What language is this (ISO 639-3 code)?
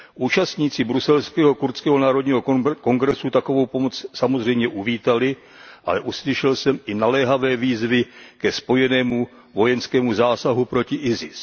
ces